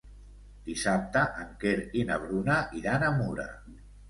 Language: Catalan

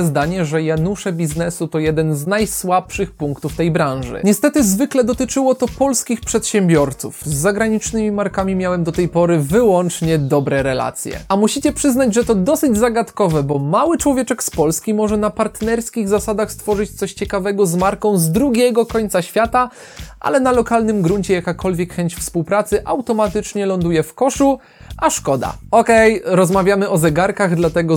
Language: Polish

